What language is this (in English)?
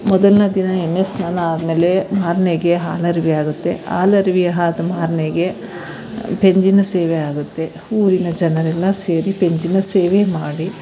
Kannada